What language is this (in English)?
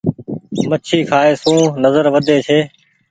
Goaria